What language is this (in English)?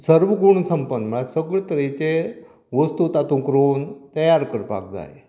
Konkani